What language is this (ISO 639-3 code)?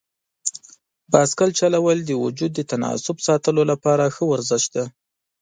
pus